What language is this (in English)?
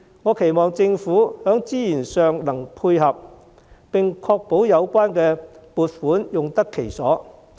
Cantonese